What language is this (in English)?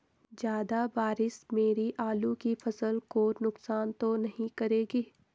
Hindi